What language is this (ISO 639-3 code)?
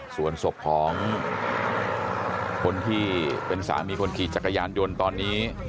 tha